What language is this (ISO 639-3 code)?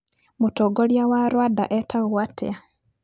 kik